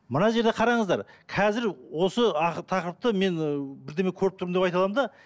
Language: Kazakh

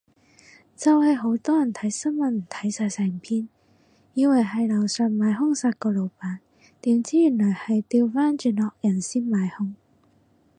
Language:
Cantonese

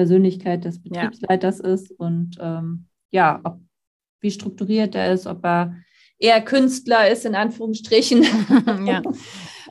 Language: German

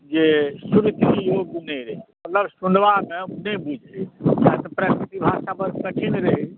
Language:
Maithili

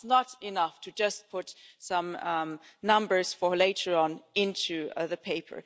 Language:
English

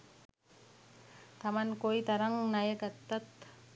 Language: Sinhala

